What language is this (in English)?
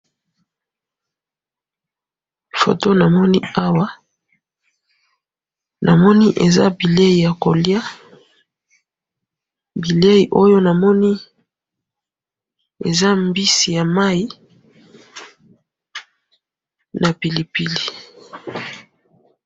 Lingala